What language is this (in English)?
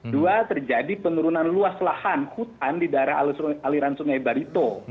Indonesian